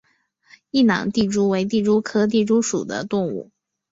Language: Chinese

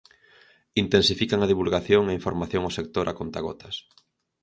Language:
Galician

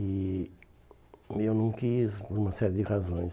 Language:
Portuguese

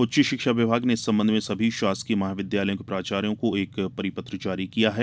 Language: Hindi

